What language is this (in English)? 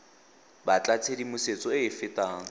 Tswana